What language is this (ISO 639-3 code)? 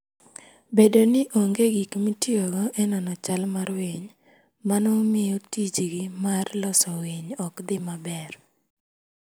luo